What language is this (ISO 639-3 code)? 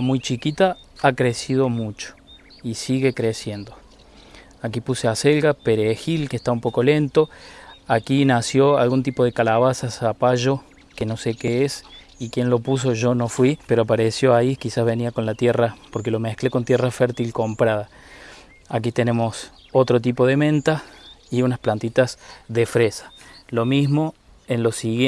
spa